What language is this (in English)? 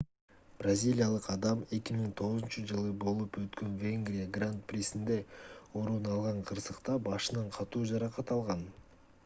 Kyrgyz